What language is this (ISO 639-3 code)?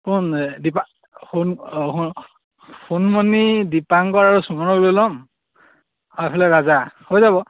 asm